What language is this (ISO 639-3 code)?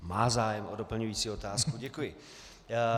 ces